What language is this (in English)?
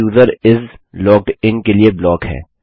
Hindi